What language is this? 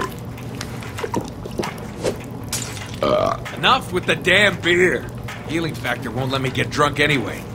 English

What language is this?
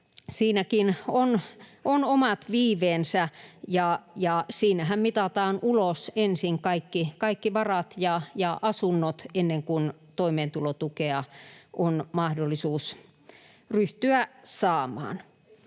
Finnish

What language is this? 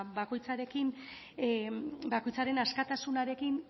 Basque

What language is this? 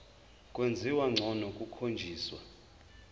Zulu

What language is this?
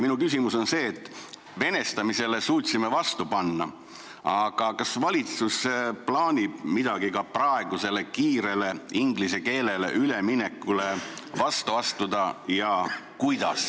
Estonian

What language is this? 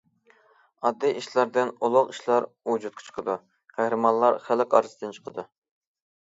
Uyghur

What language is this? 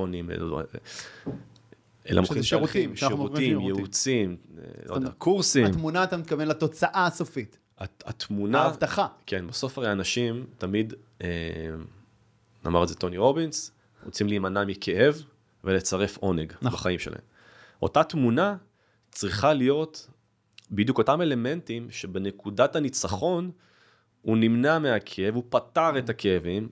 Hebrew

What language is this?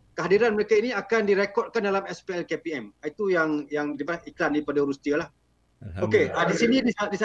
Malay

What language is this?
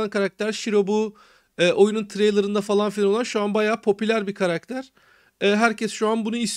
Turkish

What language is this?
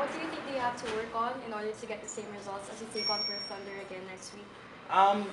English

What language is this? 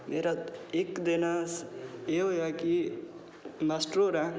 Dogri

